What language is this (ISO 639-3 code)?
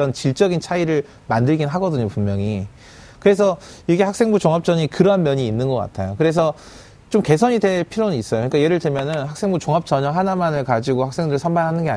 kor